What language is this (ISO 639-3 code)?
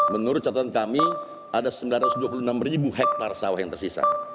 ind